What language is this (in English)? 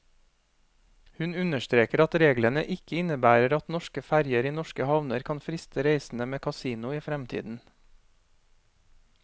Norwegian